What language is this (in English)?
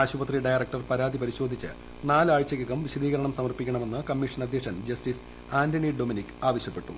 Malayalam